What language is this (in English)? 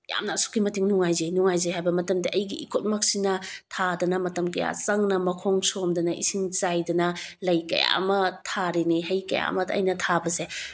Manipuri